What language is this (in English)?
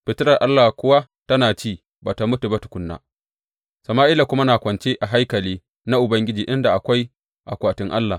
Hausa